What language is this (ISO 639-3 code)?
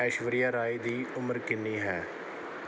pan